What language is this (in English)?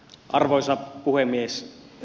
Finnish